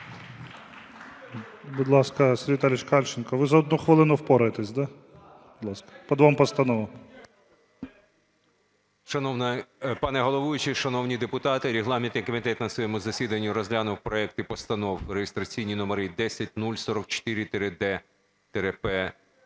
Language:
Ukrainian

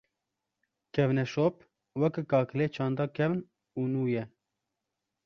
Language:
Kurdish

